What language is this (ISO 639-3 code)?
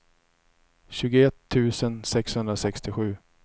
swe